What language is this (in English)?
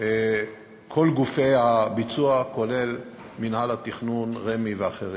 Hebrew